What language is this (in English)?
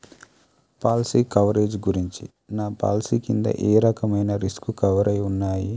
Telugu